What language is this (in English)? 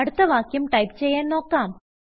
Malayalam